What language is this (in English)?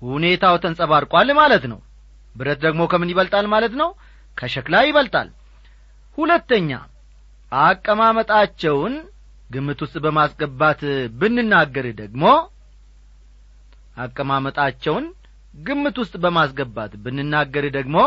Amharic